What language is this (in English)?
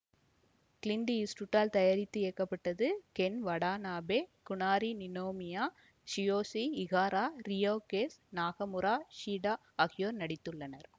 Tamil